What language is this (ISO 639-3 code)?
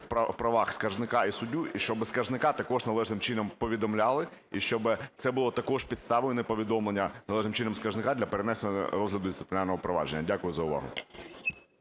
ukr